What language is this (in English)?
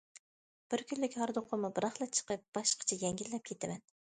Uyghur